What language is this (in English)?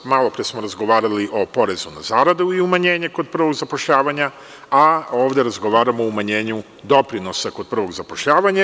Serbian